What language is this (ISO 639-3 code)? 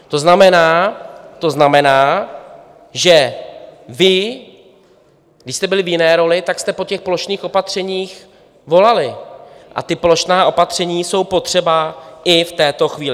ces